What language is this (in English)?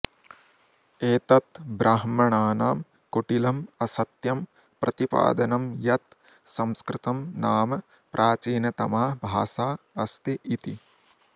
Sanskrit